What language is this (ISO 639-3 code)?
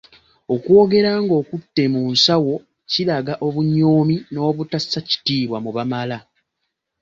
lug